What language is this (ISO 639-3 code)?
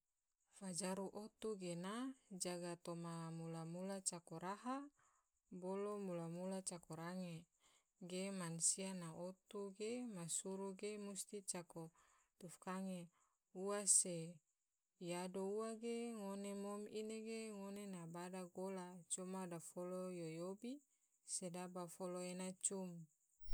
tvo